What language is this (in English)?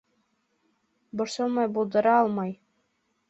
Bashkir